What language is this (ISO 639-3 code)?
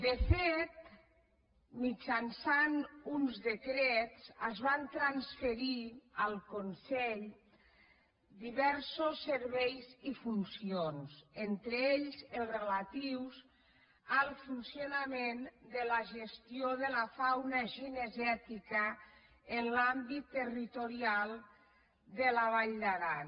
cat